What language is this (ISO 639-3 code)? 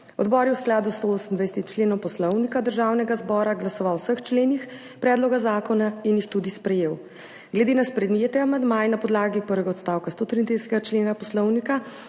slv